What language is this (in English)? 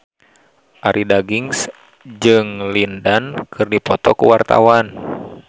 Sundanese